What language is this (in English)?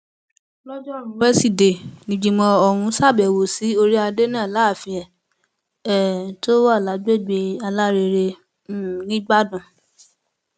Yoruba